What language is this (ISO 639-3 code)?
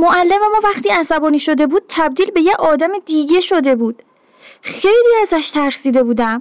fas